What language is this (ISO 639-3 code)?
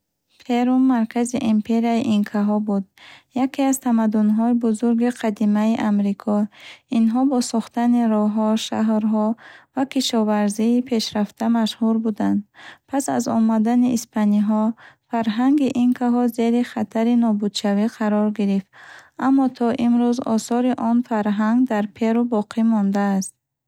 bhh